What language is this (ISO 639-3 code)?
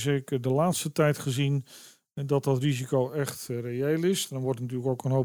nld